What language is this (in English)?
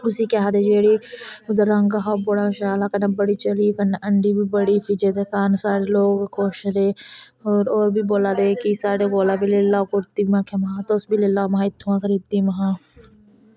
Dogri